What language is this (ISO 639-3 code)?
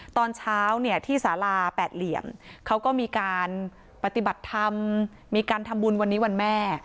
tha